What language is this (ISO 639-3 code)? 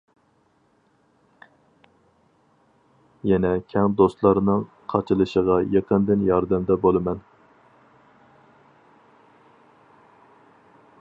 uig